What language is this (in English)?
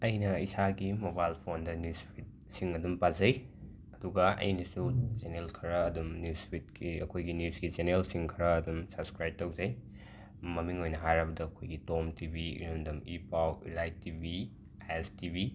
Manipuri